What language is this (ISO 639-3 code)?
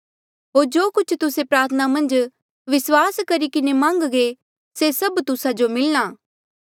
mjl